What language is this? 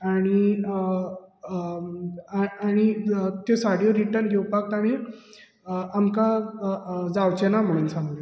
Konkani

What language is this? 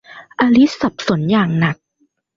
Thai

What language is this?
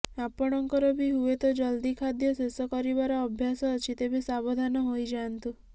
Odia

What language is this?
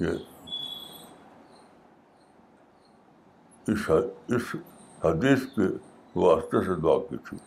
Urdu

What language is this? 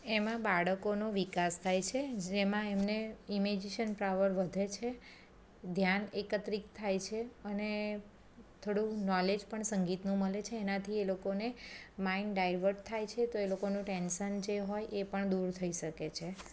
Gujarati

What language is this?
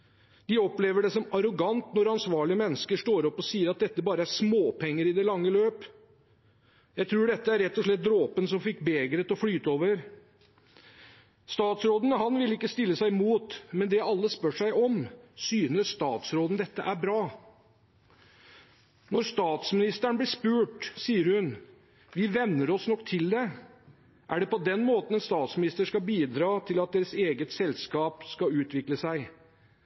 Norwegian Bokmål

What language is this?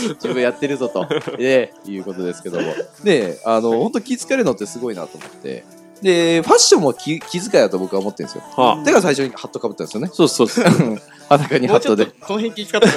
Japanese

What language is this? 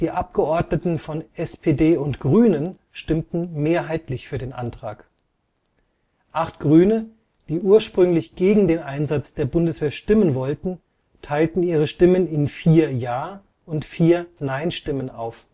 German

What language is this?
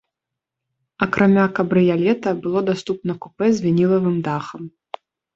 Belarusian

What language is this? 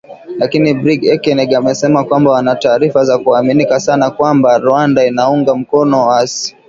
Swahili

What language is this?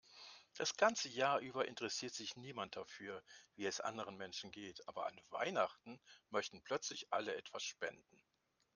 German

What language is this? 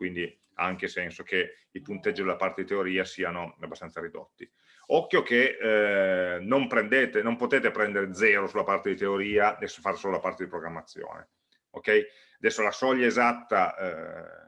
Italian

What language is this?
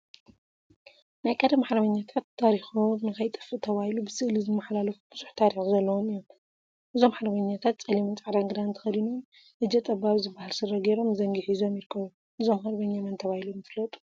Tigrinya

